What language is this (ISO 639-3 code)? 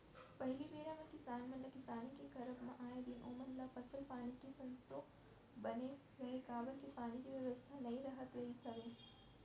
hne